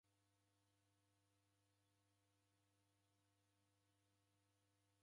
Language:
Taita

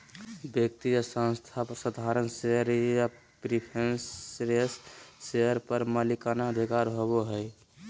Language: Magahi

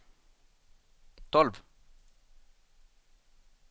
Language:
Swedish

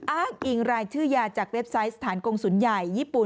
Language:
Thai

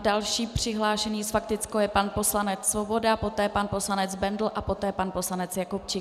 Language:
Czech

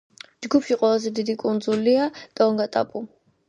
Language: Georgian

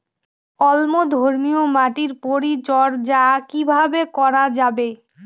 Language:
Bangla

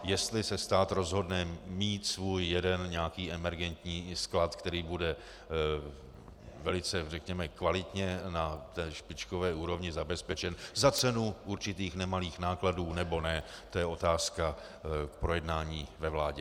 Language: Czech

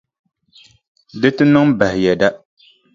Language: Dagbani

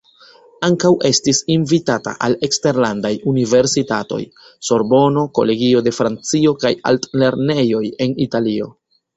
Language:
Esperanto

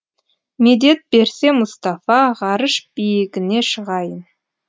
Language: Kazakh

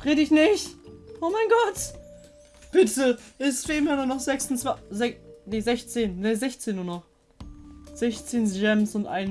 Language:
German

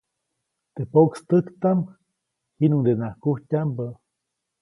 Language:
Copainalá Zoque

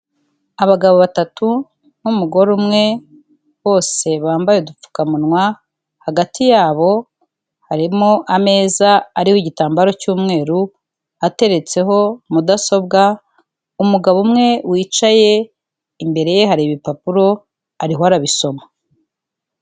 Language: Kinyarwanda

